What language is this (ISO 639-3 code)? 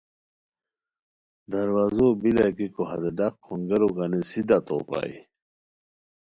khw